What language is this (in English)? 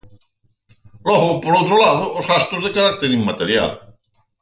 Galician